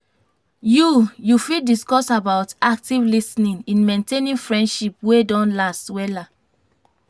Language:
Nigerian Pidgin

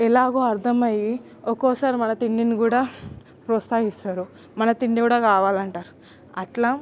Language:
Telugu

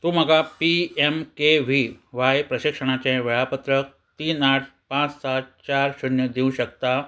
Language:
Konkani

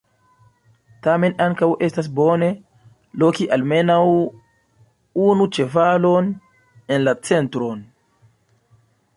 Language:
Esperanto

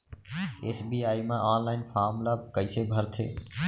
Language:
Chhattisgarhi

